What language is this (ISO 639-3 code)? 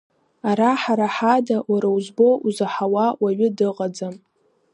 abk